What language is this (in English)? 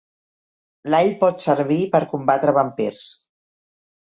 Catalan